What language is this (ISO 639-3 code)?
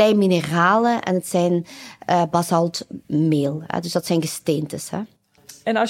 nld